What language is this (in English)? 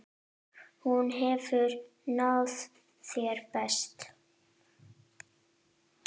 Icelandic